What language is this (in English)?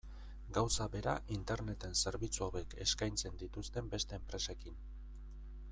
Basque